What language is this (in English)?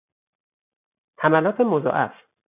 Persian